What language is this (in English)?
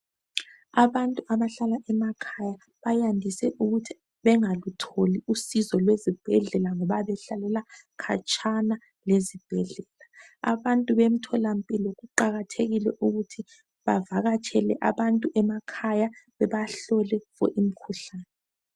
North Ndebele